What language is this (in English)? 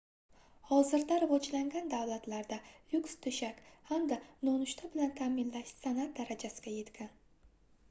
Uzbek